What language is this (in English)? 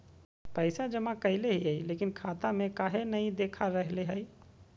Magahi